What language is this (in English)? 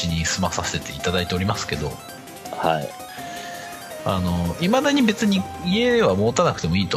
Japanese